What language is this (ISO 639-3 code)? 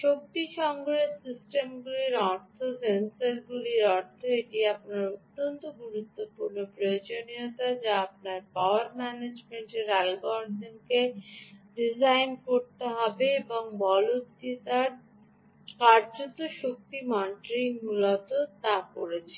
ben